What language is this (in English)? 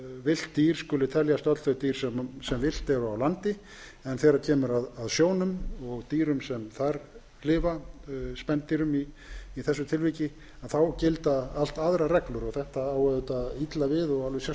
Icelandic